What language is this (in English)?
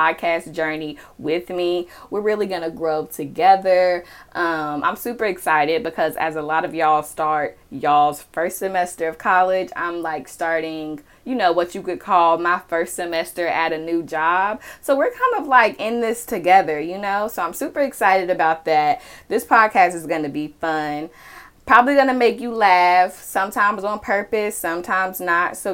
English